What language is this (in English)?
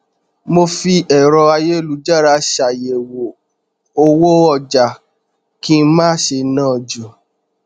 Yoruba